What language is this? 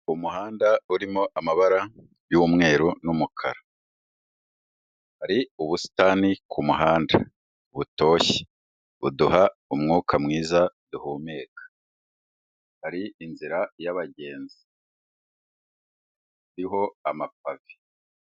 Kinyarwanda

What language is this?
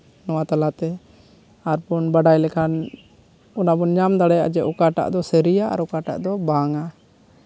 Santali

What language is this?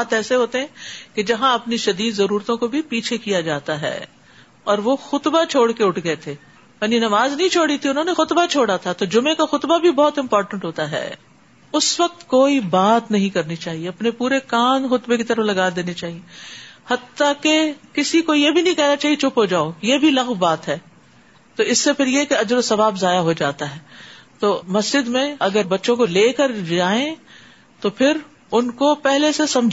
Urdu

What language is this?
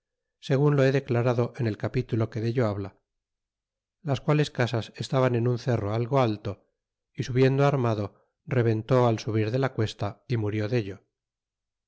Spanish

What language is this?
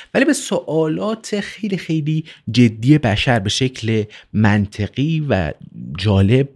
Persian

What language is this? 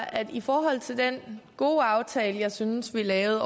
Danish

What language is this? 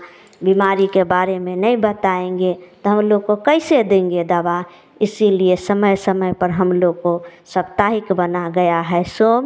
Hindi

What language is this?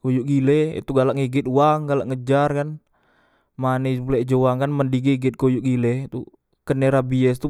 Musi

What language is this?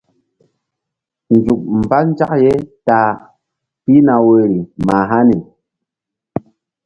Mbum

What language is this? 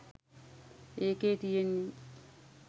Sinhala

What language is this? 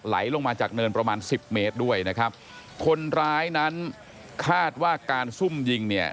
Thai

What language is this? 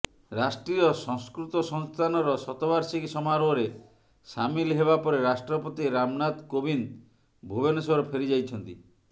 Odia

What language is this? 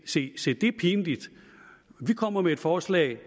Danish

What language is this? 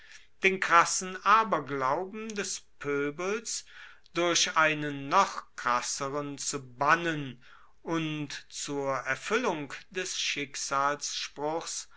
German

